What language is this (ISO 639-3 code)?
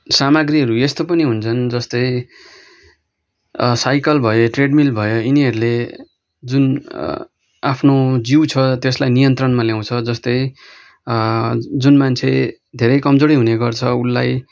nep